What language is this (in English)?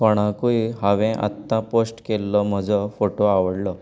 Konkani